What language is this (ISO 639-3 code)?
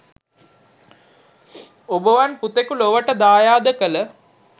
sin